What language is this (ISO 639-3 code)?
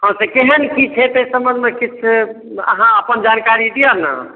mai